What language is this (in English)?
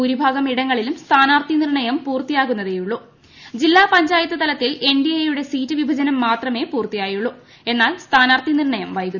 Malayalam